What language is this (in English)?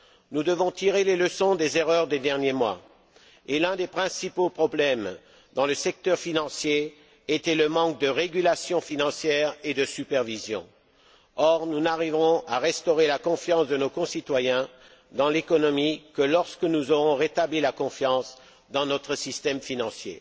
French